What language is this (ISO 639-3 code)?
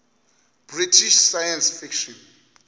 xho